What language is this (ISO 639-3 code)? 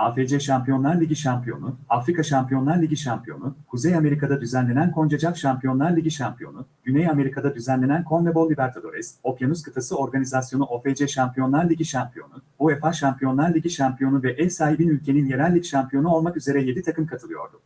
tur